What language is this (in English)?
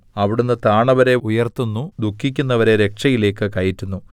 Malayalam